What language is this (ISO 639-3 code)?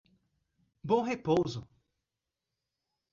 por